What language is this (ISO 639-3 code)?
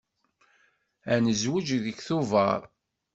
kab